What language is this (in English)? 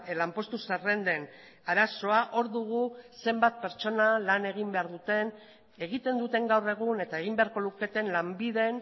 Basque